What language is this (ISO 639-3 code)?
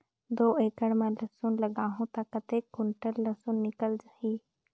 hne